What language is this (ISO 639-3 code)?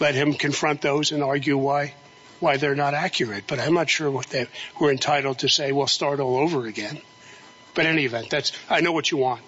eng